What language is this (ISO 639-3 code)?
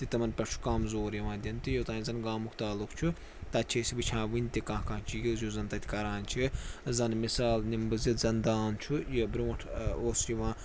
kas